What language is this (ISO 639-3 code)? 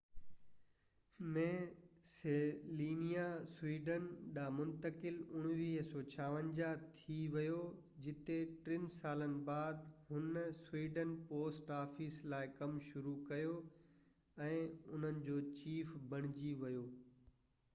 snd